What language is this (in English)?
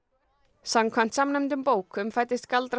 Icelandic